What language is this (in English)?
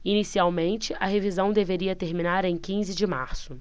Portuguese